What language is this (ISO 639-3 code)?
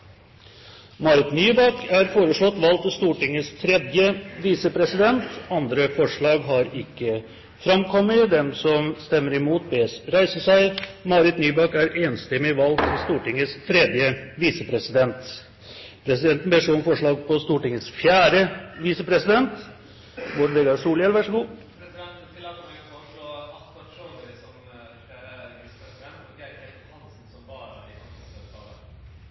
nor